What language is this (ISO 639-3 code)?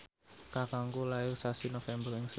jav